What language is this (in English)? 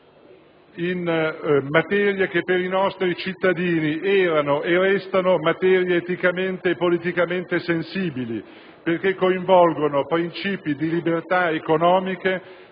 Italian